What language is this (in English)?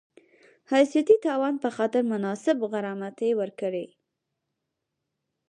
Pashto